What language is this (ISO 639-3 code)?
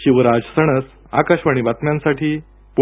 mar